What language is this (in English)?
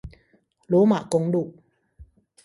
Chinese